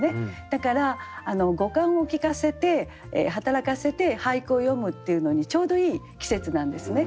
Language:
Japanese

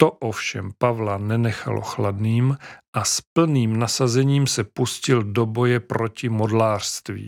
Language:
Czech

